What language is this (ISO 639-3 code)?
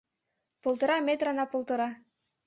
chm